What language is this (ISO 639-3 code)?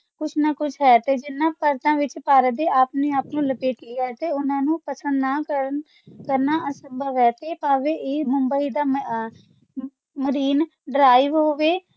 pan